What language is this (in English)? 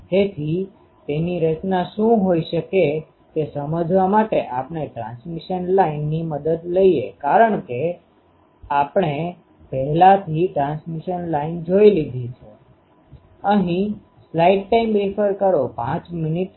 Gujarati